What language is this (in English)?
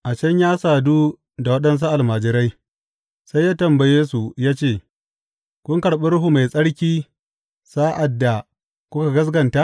Hausa